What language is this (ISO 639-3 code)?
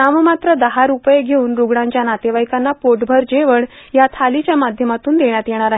mar